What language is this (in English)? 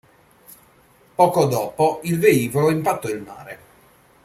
Italian